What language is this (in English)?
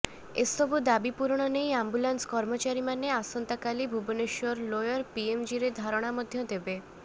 Odia